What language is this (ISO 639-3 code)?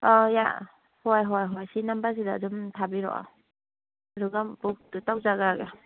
mni